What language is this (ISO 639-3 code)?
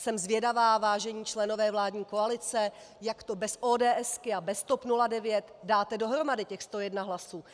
ces